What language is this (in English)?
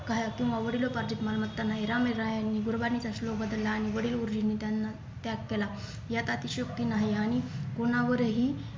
Marathi